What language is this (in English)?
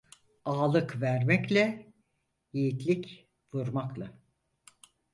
Turkish